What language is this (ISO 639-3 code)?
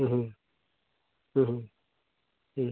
sat